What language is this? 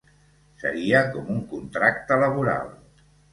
Catalan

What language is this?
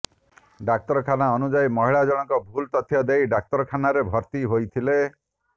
Odia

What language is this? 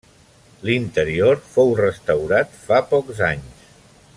Catalan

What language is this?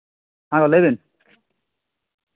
Santali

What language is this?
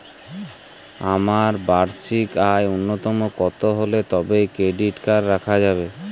Bangla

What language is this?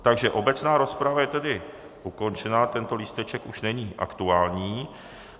Czech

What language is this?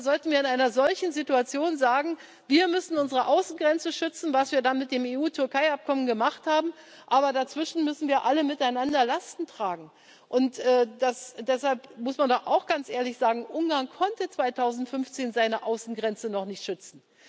German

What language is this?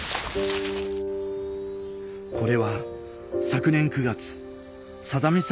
Japanese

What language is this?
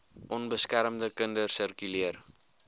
Afrikaans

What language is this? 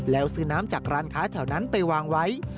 Thai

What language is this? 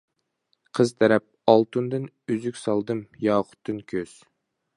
Uyghur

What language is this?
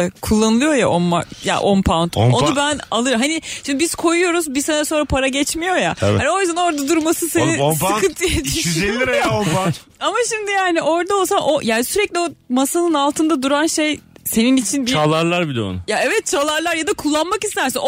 Turkish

